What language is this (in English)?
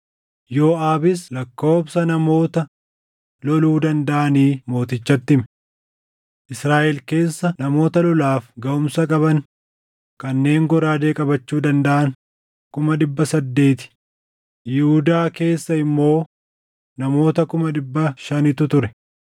Oromo